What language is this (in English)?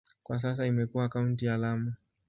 Swahili